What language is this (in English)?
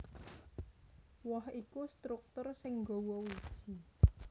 Javanese